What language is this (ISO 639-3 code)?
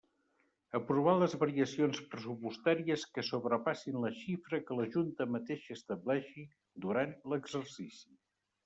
cat